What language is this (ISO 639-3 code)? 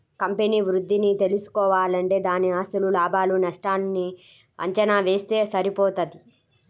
tel